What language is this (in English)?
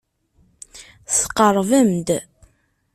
Kabyle